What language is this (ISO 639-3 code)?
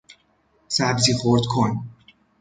fas